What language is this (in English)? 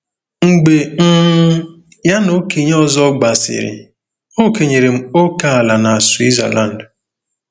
Igbo